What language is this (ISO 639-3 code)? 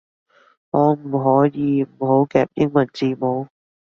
yue